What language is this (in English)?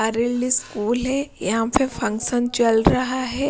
Hindi